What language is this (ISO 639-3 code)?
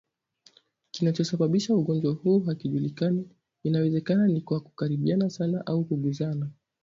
swa